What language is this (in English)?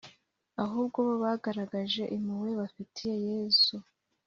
Kinyarwanda